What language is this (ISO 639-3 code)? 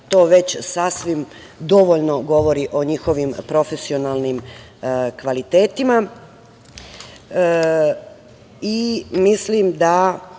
srp